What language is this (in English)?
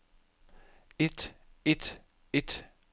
Danish